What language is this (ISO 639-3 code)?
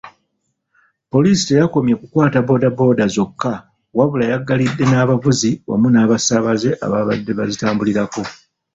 lug